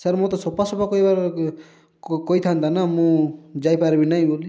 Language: Odia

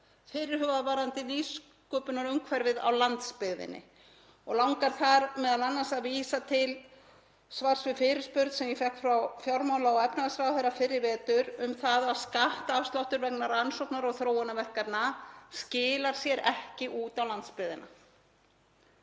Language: Icelandic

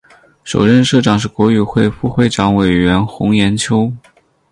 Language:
Chinese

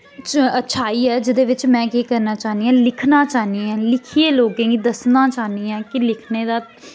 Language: Dogri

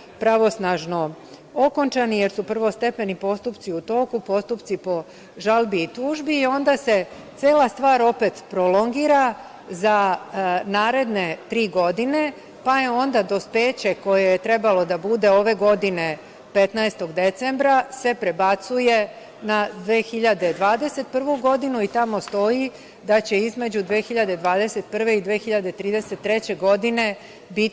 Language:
Serbian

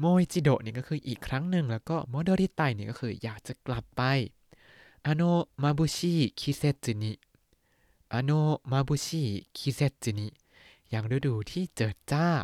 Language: Thai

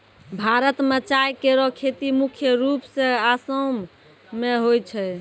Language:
Maithili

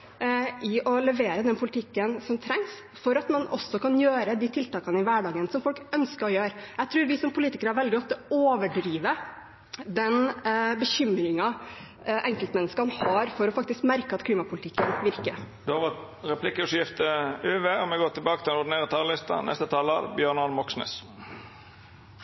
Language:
Norwegian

